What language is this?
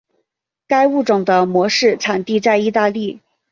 Chinese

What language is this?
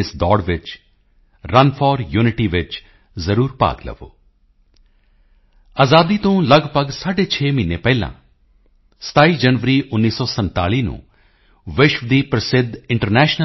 Punjabi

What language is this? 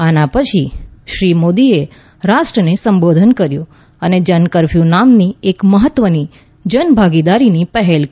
Gujarati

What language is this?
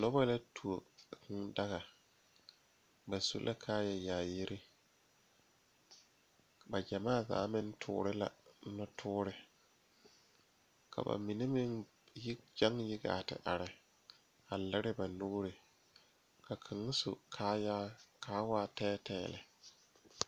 Southern Dagaare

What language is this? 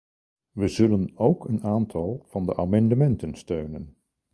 Dutch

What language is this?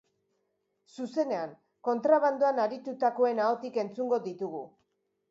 Basque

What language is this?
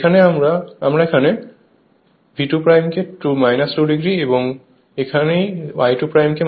Bangla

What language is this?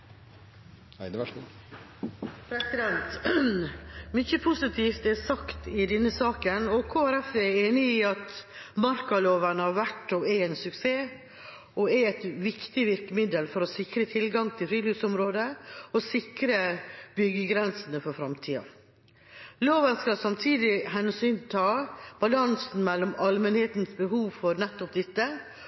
Norwegian Bokmål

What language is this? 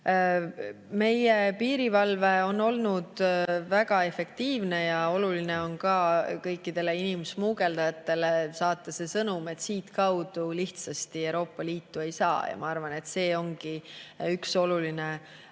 Estonian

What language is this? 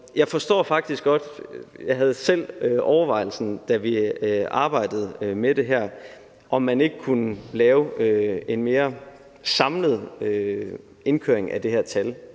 Danish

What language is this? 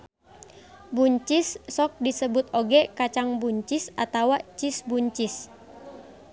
Sundanese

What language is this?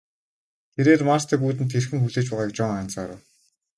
Mongolian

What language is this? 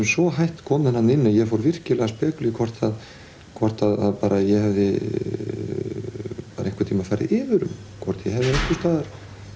Icelandic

